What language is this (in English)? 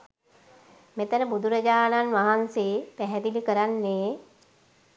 Sinhala